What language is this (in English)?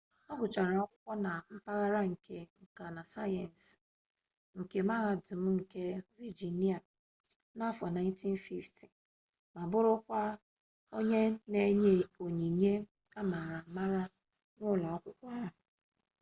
Igbo